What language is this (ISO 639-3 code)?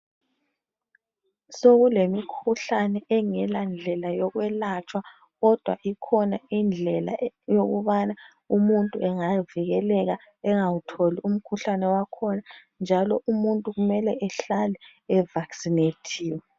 nde